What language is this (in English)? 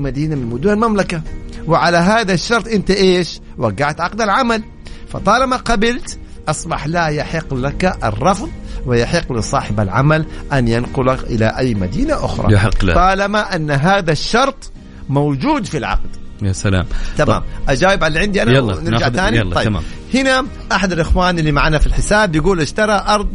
Arabic